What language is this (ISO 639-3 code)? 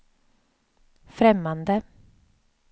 swe